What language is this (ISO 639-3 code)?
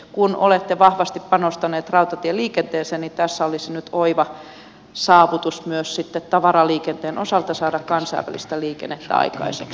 fin